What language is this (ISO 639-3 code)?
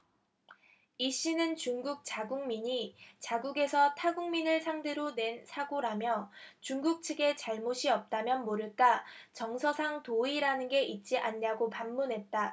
kor